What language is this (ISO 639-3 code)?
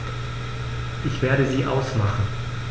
deu